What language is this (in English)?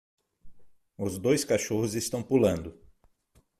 Portuguese